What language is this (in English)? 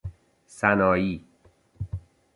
Persian